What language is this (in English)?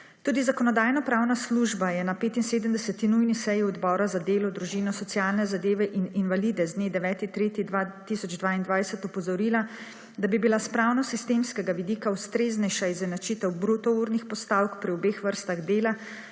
Slovenian